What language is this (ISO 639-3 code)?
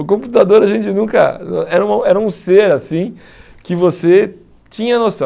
por